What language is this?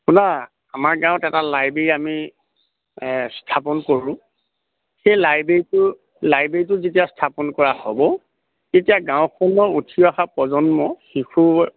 Assamese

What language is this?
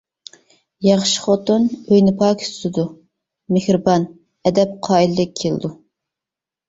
Uyghur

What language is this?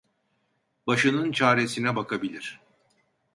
Turkish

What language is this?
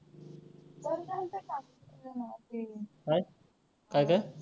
Marathi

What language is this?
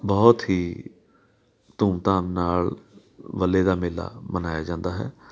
Punjabi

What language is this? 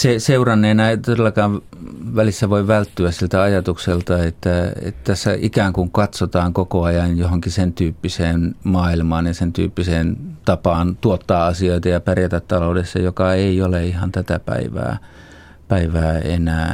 Finnish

